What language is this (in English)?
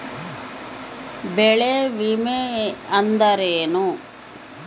Kannada